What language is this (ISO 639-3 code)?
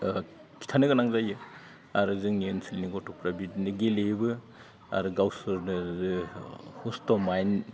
brx